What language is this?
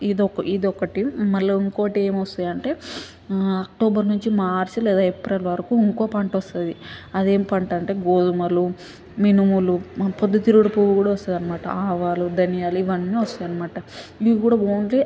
Telugu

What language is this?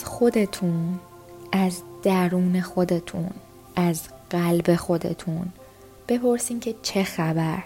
Persian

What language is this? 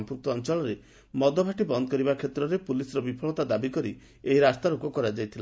Odia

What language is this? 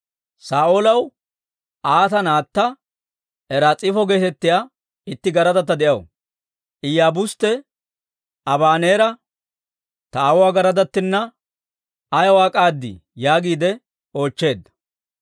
Dawro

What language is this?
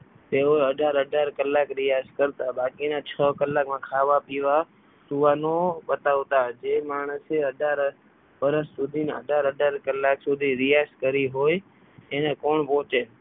Gujarati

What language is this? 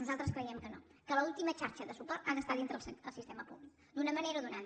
Catalan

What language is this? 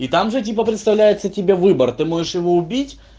Russian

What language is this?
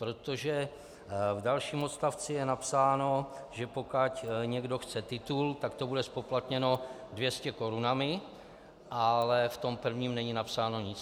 Czech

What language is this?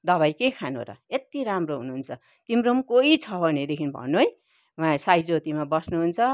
Nepali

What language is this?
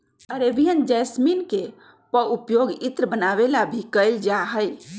Magahi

